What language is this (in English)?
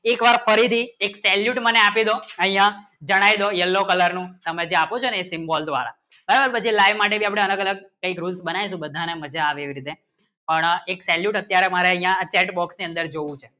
Gujarati